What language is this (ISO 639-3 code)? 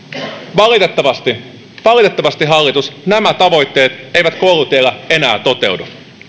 fin